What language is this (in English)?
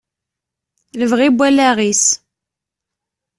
Kabyle